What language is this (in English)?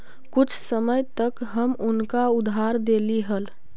Magahi